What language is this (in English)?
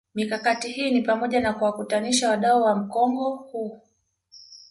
Swahili